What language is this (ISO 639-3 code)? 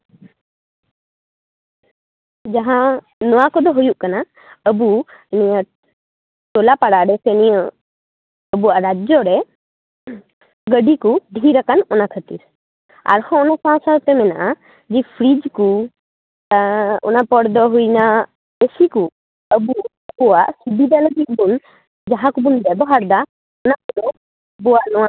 sat